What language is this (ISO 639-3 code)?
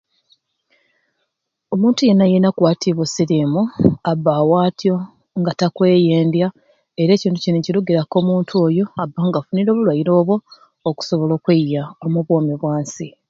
ruc